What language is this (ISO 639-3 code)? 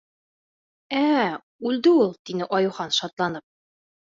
bak